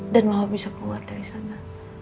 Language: Indonesian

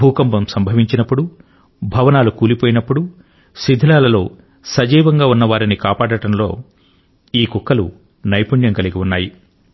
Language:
Telugu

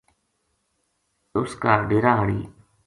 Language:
Gujari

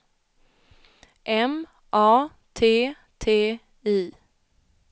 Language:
Swedish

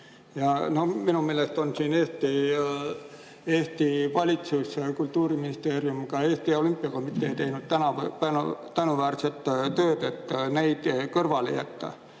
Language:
Estonian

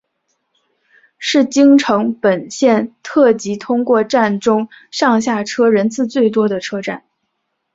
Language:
Chinese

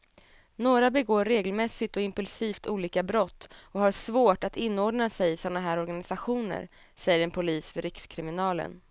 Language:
Swedish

